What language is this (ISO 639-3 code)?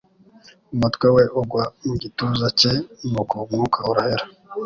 kin